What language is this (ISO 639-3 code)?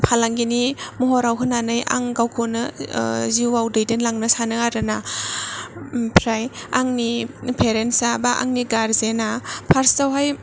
brx